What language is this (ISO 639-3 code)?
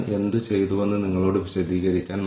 mal